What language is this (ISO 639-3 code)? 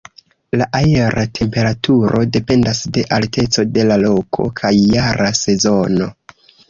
epo